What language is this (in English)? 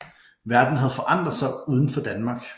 Danish